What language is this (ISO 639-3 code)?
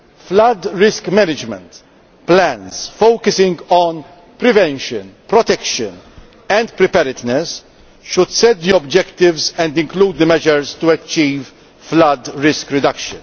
eng